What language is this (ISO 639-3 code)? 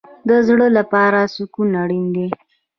pus